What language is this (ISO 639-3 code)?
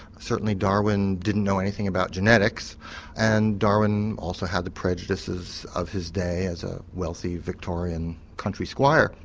eng